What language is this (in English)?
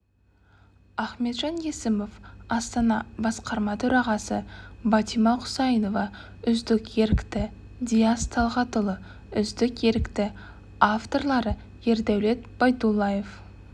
Kazakh